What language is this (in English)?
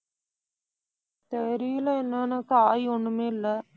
Tamil